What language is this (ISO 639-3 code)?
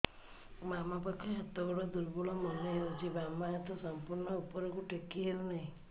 ori